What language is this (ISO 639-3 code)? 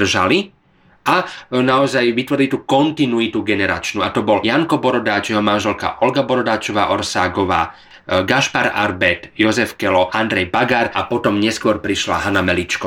slk